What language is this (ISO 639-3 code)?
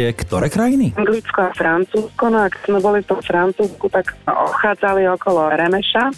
slk